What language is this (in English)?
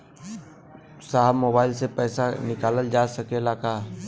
Bhojpuri